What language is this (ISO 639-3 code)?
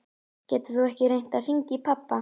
isl